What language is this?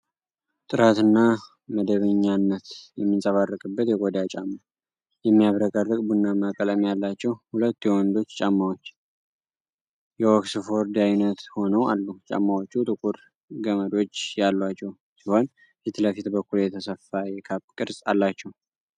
Amharic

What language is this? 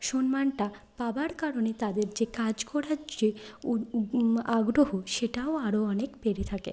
Bangla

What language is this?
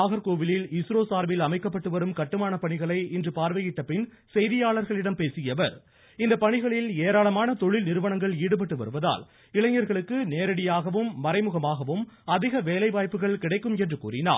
Tamil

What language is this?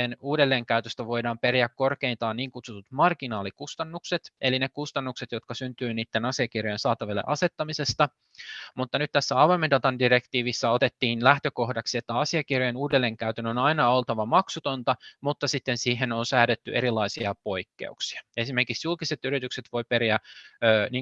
Finnish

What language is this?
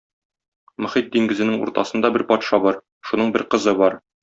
Tatar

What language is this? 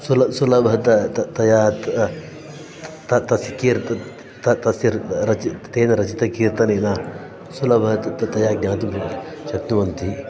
Sanskrit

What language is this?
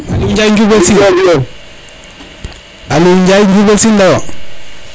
Serer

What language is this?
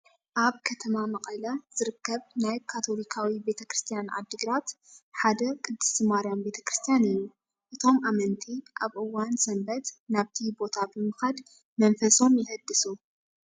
Tigrinya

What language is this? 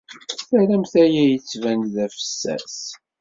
Kabyle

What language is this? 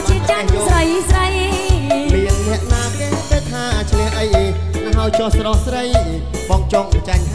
Thai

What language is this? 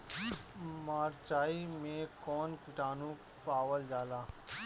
Bhojpuri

